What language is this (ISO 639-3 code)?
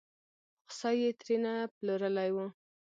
pus